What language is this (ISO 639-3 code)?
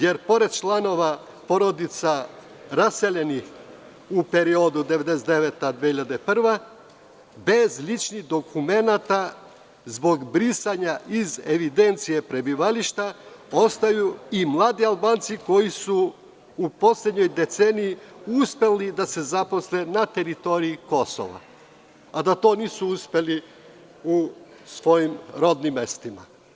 srp